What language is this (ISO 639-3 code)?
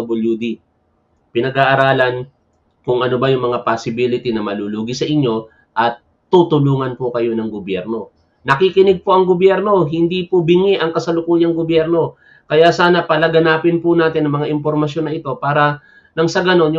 fil